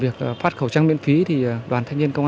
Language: Vietnamese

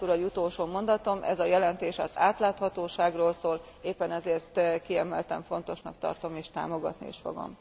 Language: Hungarian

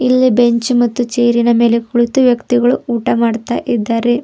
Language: Kannada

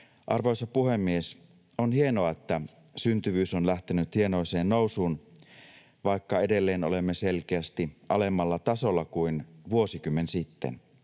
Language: Finnish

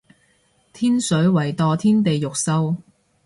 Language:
Cantonese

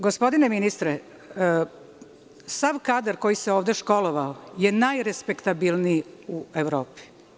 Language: Serbian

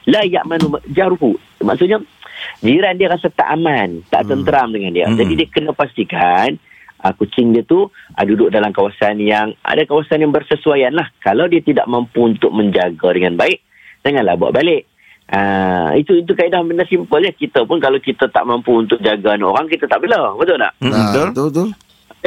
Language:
Malay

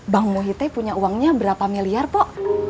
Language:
Indonesian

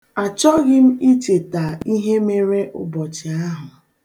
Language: Igbo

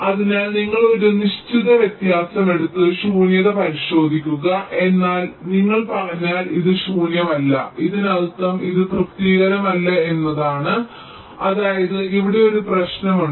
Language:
Malayalam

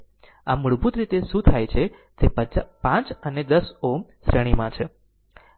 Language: Gujarati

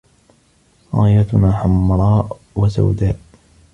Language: Arabic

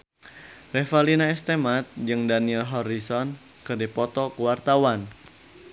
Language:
Sundanese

